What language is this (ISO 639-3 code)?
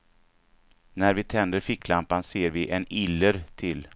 swe